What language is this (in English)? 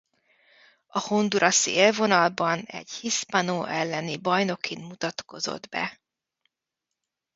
Hungarian